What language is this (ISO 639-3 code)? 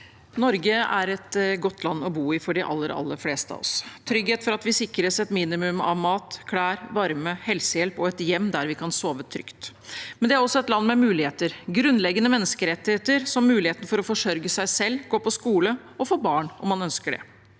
nor